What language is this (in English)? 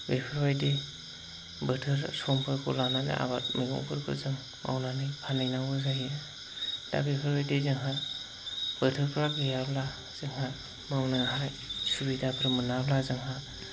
Bodo